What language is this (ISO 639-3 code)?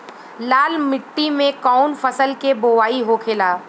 bho